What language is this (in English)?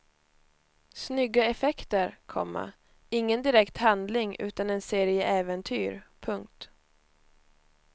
Swedish